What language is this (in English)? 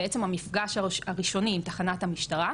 Hebrew